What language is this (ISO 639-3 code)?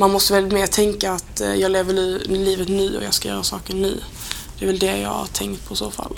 swe